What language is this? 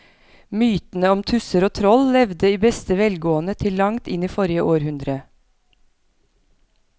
Norwegian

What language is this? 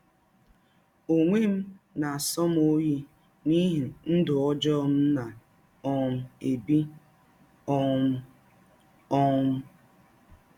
Igbo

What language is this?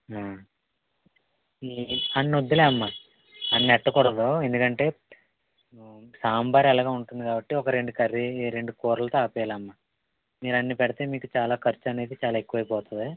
Telugu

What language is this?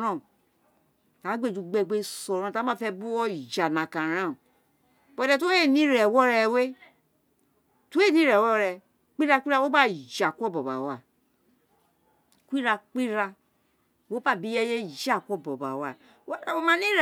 Isekiri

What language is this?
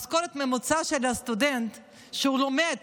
Hebrew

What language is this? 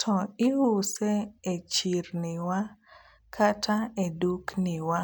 Luo (Kenya and Tanzania)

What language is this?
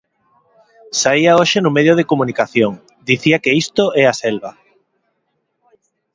Galician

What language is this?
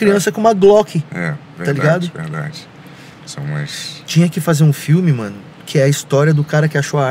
Portuguese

